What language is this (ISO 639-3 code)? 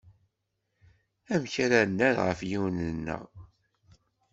kab